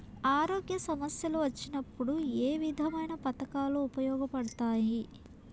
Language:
Telugu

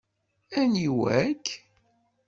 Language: Kabyle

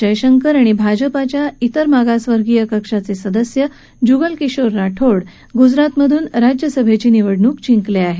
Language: Marathi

